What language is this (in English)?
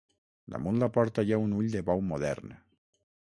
Catalan